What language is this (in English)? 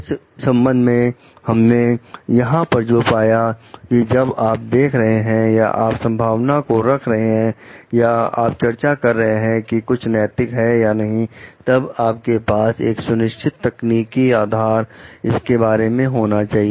Hindi